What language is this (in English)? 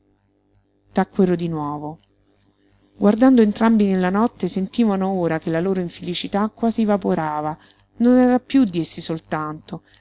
Italian